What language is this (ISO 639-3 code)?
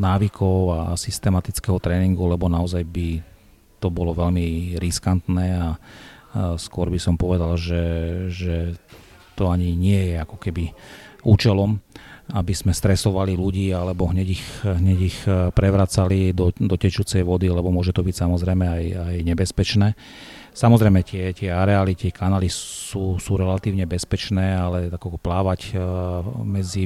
slk